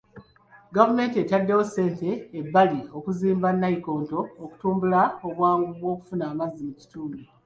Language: Ganda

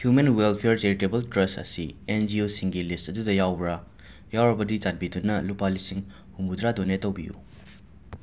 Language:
Manipuri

